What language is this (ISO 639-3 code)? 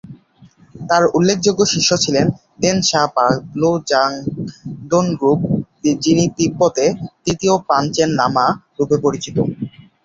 ben